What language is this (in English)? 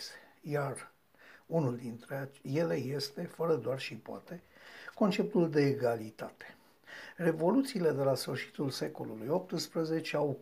Romanian